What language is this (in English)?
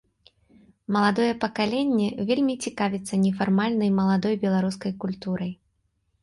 Belarusian